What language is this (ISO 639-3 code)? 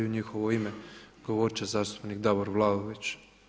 hrv